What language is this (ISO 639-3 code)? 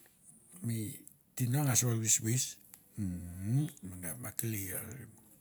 tbf